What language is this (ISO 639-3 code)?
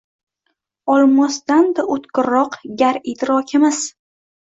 uzb